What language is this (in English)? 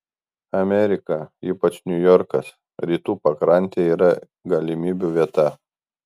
Lithuanian